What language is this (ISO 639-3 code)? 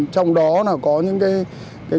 vie